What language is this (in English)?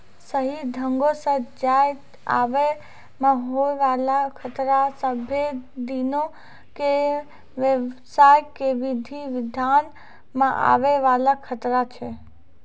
Maithili